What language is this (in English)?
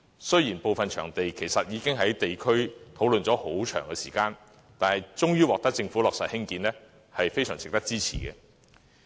Cantonese